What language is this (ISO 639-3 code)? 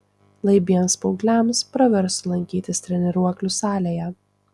lit